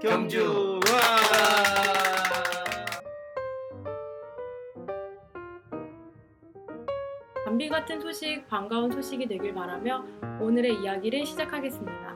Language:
Korean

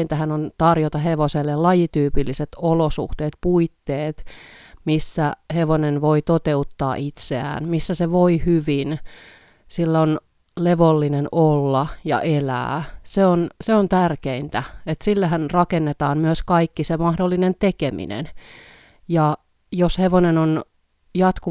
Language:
Finnish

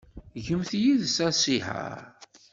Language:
Kabyle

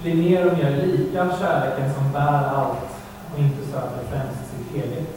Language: Swedish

